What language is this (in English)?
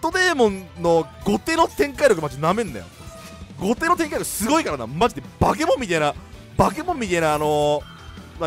Japanese